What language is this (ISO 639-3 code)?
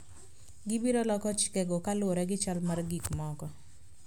luo